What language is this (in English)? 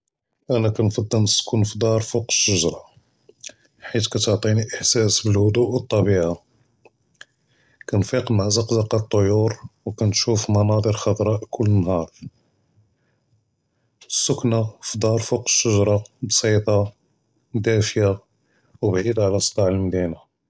Judeo-Arabic